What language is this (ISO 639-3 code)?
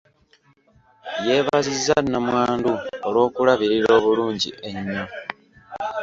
lug